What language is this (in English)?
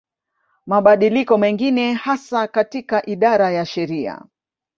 Swahili